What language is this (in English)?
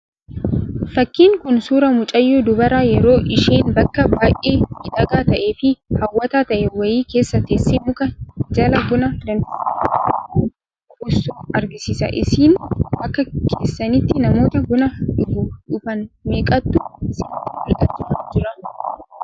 Oromo